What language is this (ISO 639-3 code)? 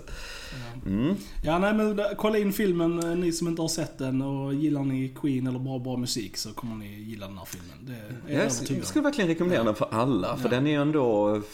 swe